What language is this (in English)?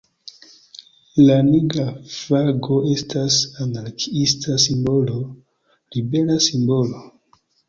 Esperanto